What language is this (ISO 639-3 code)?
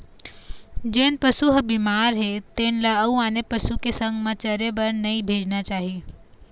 hne